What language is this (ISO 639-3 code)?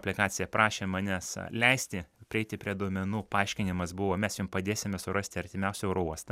lit